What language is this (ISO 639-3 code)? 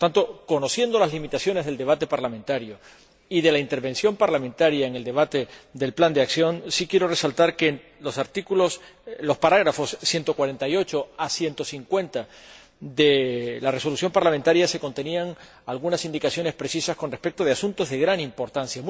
spa